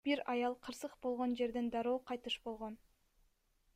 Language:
Kyrgyz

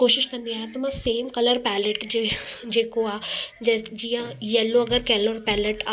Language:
Sindhi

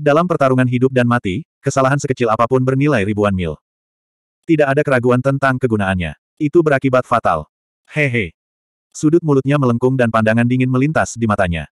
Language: Indonesian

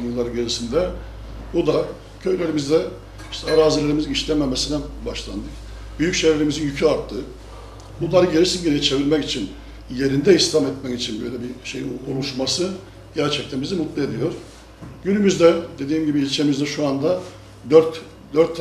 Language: Turkish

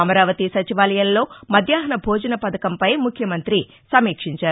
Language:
Telugu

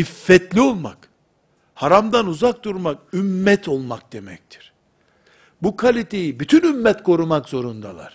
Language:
Turkish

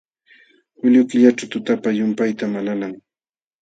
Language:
Jauja Wanca Quechua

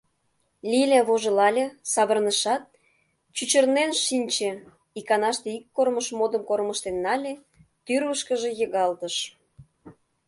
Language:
Mari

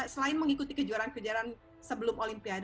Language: Indonesian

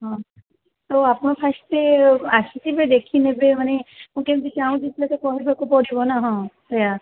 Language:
Odia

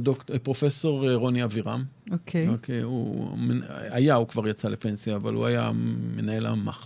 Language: Hebrew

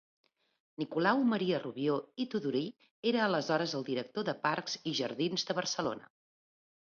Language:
Catalan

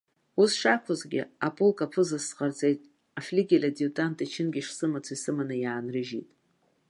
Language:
Abkhazian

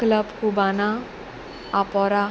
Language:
Konkani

